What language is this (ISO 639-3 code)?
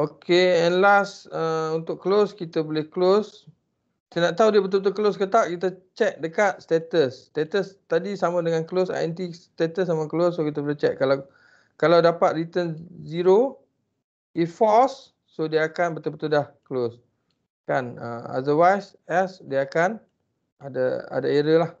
msa